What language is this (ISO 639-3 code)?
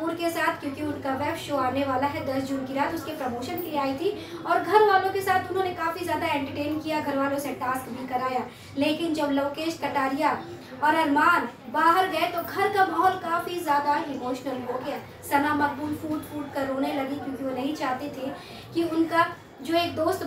hin